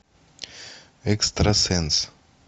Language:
Russian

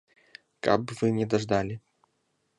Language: Belarusian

